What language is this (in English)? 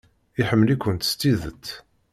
Kabyle